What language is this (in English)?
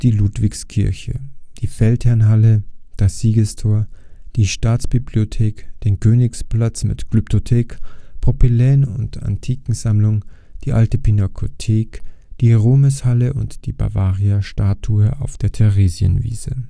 German